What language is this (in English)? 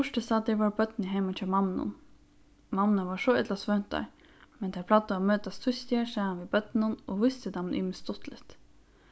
Faroese